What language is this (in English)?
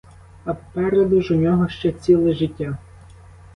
Ukrainian